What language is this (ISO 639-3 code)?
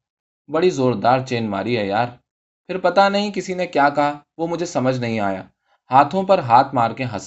urd